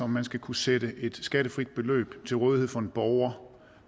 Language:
Danish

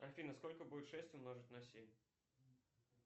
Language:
Russian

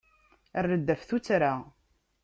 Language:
Kabyle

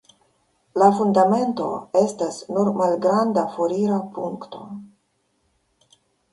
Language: Esperanto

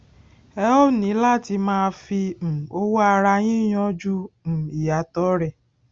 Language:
Yoruba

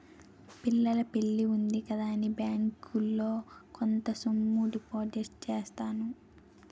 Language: Telugu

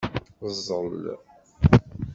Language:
Kabyle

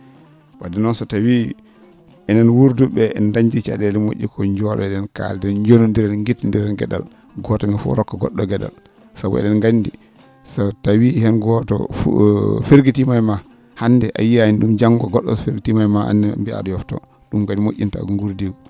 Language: Fula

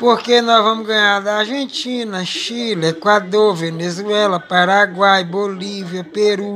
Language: Portuguese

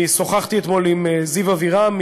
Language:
Hebrew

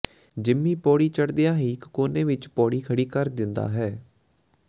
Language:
Punjabi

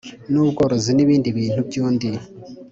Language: Kinyarwanda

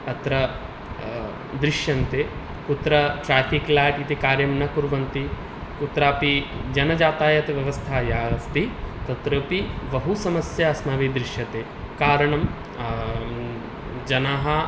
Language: Sanskrit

